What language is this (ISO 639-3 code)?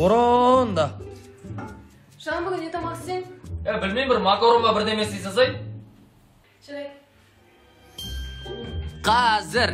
rus